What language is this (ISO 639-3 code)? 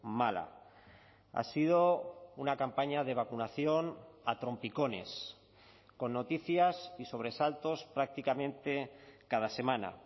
spa